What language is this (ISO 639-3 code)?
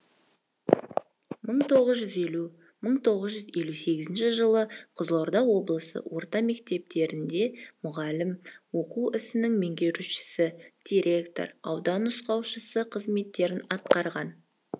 kaz